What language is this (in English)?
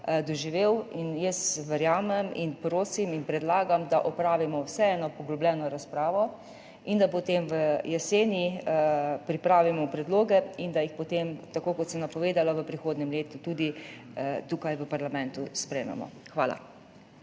Slovenian